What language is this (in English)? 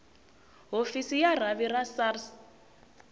Tsonga